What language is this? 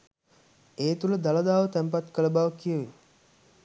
Sinhala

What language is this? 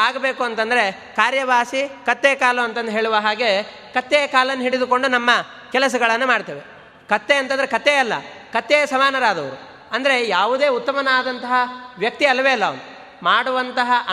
Kannada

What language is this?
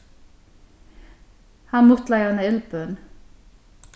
Faroese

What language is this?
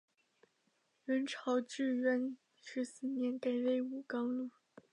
Chinese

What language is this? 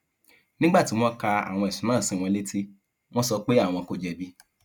Yoruba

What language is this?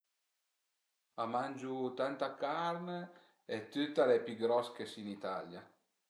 Piedmontese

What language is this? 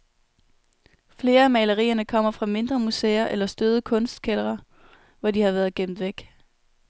Danish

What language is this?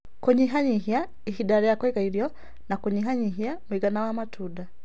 Kikuyu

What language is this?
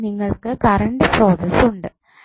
Malayalam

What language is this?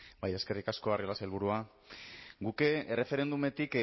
Basque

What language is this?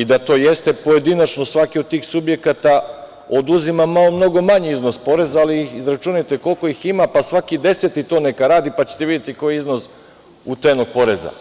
Serbian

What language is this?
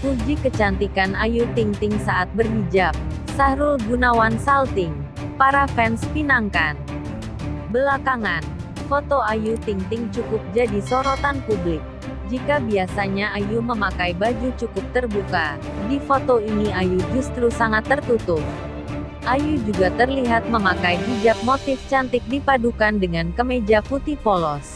Indonesian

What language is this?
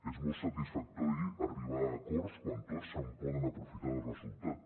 Catalan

